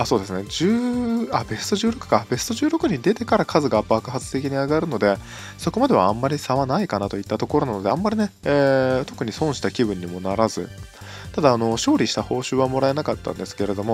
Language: Japanese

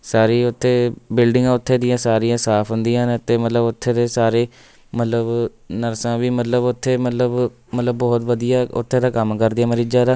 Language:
Punjabi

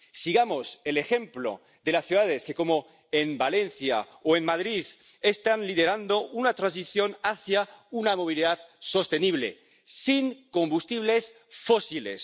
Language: Spanish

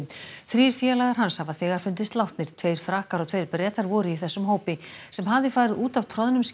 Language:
Icelandic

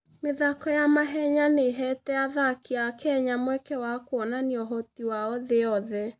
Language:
Kikuyu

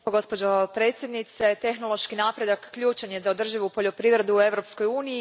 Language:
Croatian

